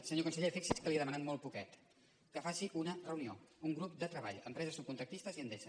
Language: Catalan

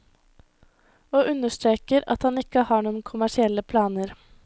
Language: Norwegian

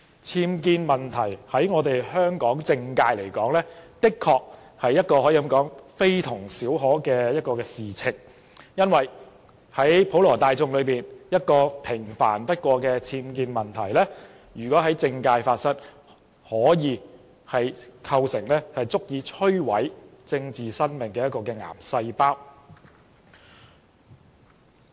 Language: Cantonese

